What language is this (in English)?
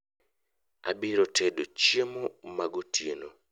Luo (Kenya and Tanzania)